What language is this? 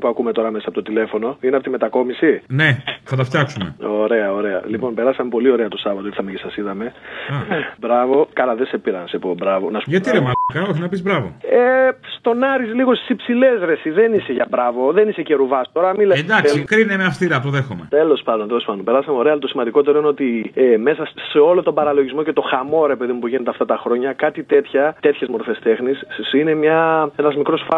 Greek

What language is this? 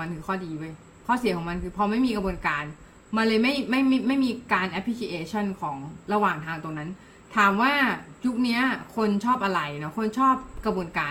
Thai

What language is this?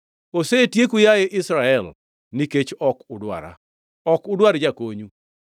Luo (Kenya and Tanzania)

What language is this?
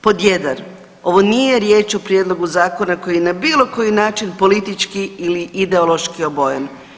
Croatian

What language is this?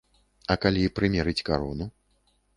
Belarusian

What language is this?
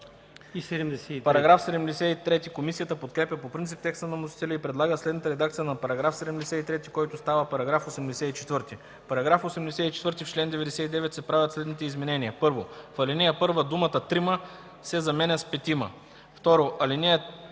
Bulgarian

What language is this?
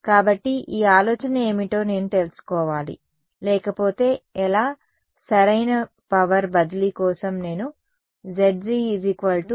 Telugu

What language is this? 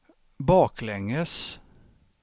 Swedish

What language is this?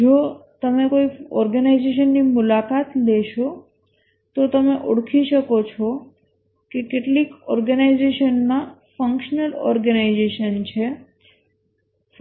Gujarati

